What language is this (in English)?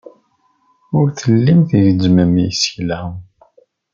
Kabyle